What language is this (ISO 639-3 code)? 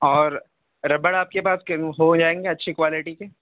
urd